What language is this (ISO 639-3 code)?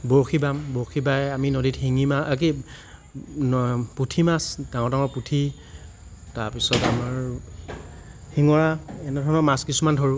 asm